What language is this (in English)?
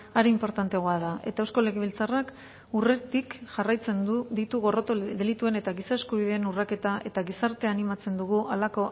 Basque